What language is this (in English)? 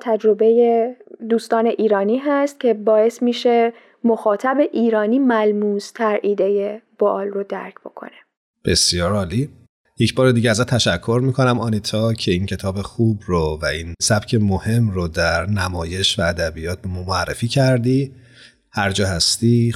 Persian